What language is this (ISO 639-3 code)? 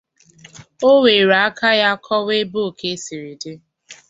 ibo